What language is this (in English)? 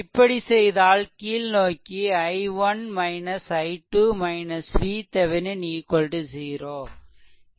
Tamil